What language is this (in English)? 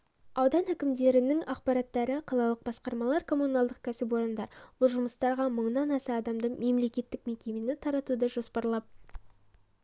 Kazakh